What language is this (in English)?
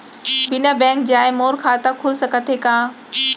Chhattisgarhi